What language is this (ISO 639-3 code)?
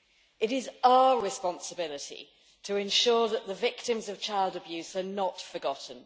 eng